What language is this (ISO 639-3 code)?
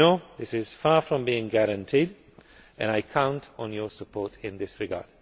eng